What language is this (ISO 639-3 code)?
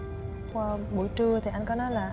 vie